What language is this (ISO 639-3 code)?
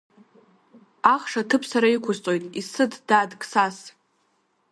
abk